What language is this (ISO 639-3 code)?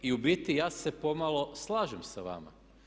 hrv